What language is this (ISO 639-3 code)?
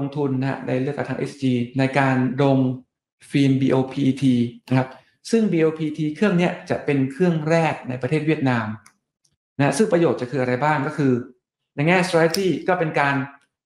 tha